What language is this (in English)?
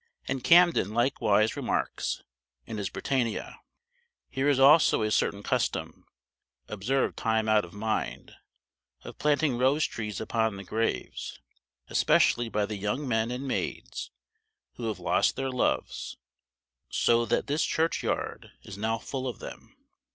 English